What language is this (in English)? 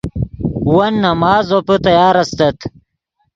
Yidgha